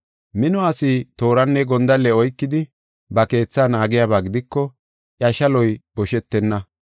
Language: Gofa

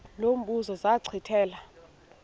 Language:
Xhosa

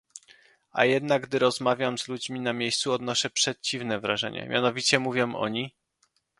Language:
Polish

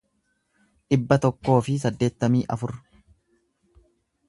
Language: Oromo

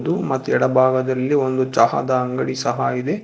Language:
Kannada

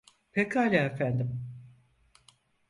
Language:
Turkish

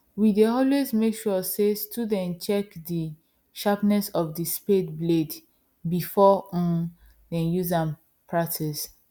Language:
Nigerian Pidgin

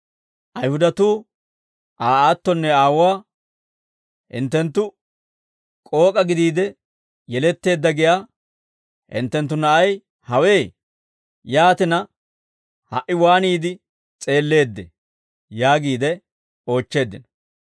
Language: Dawro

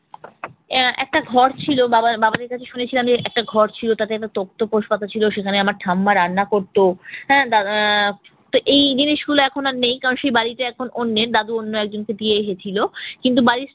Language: Bangla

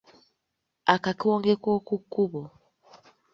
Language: Ganda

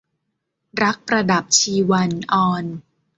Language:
Thai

